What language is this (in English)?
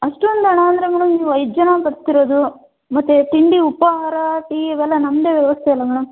Kannada